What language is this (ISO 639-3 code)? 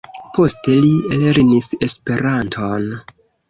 epo